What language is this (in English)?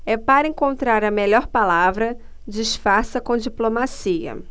Portuguese